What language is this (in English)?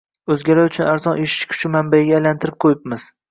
Uzbek